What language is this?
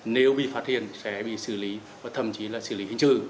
Vietnamese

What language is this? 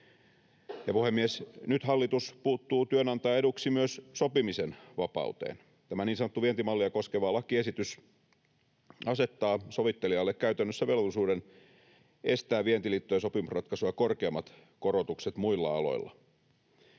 Finnish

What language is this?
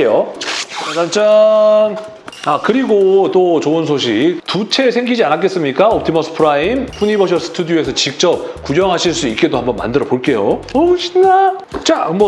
Korean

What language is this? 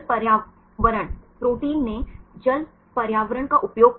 Hindi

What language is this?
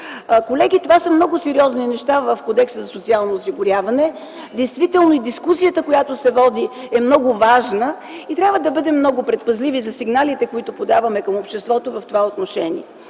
Bulgarian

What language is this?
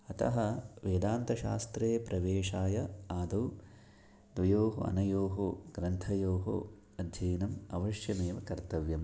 Sanskrit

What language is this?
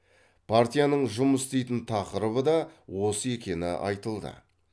Kazakh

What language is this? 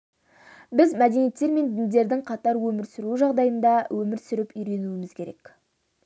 Kazakh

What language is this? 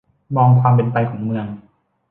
Thai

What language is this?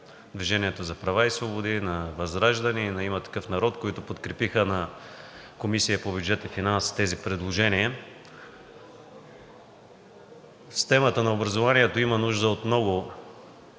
Bulgarian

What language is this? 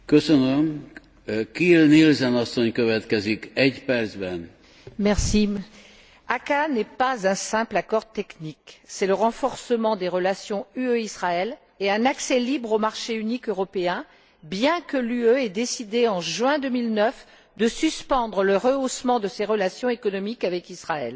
French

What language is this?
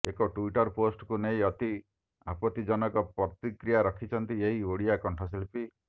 Odia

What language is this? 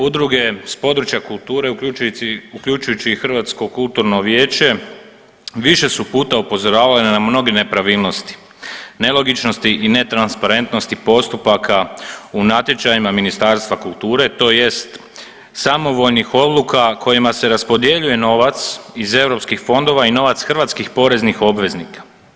Croatian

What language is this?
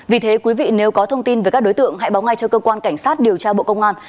Vietnamese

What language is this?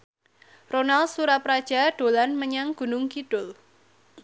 Javanese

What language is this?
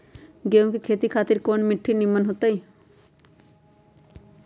Magahi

